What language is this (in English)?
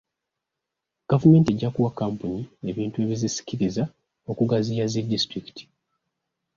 Ganda